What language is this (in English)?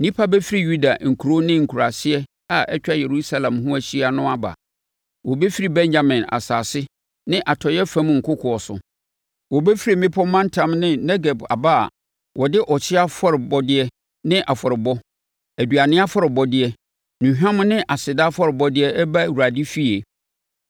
Akan